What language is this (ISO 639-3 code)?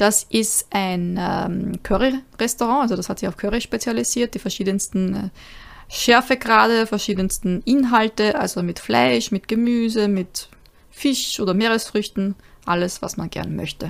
deu